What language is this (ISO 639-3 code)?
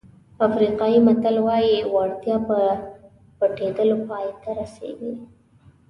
pus